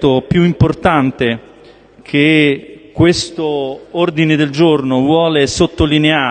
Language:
Italian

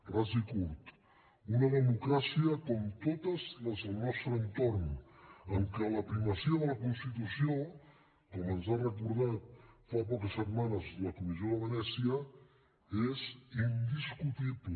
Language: Catalan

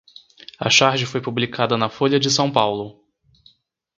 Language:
Portuguese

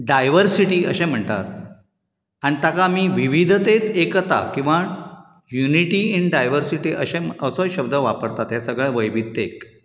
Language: Konkani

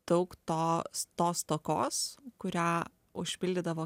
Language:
Lithuanian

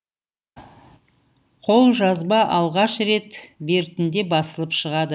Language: Kazakh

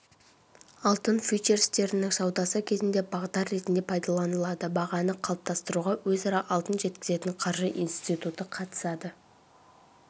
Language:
Kazakh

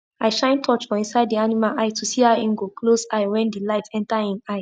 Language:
Nigerian Pidgin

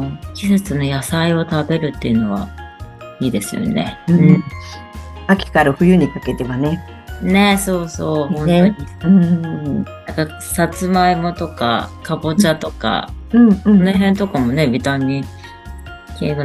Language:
Japanese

